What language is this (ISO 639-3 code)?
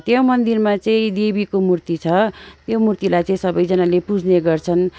nep